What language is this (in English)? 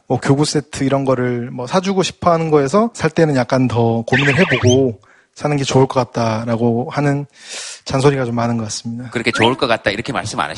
Korean